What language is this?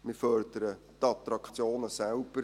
Swiss German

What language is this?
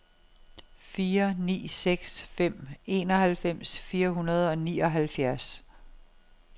Danish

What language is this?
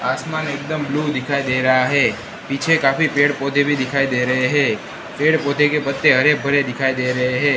Hindi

